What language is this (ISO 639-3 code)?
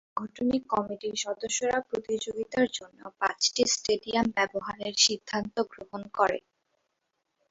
ben